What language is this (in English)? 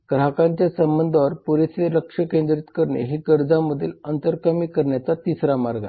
Marathi